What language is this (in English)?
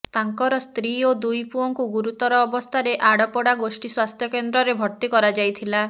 Odia